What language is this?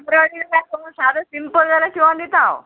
Konkani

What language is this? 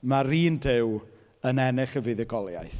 Welsh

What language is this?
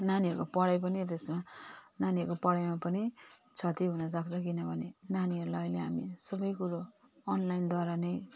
Nepali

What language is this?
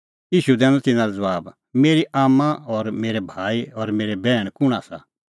Kullu Pahari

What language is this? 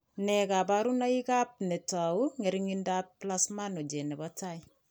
Kalenjin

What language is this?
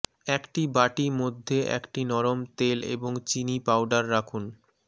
Bangla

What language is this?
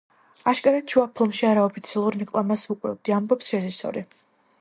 Georgian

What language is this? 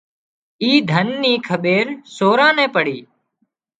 Wadiyara Koli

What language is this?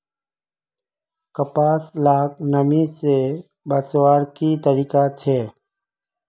Magahi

